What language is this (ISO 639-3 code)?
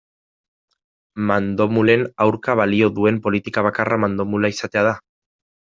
eus